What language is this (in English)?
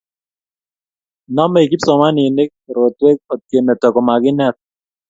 Kalenjin